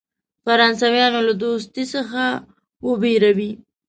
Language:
Pashto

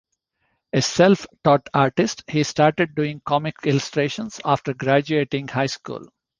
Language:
English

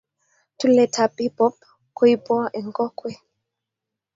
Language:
Kalenjin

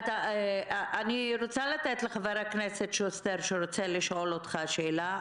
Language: Hebrew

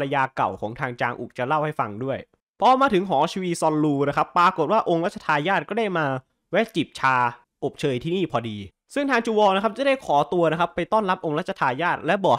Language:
Thai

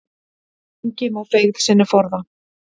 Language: Icelandic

